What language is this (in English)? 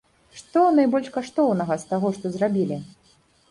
Belarusian